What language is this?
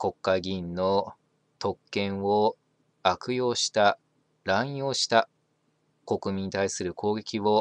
Japanese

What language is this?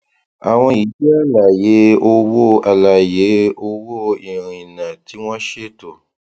Yoruba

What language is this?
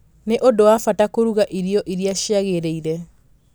Kikuyu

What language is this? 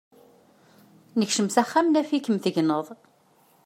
Kabyle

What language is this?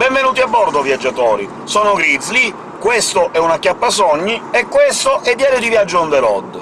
Italian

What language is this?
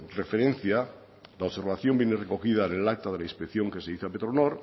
Spanish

